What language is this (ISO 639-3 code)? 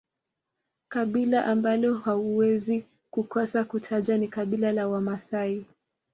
swa